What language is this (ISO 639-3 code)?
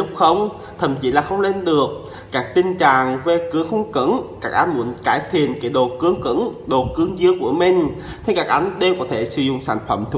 vie